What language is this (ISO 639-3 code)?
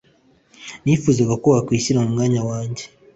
kin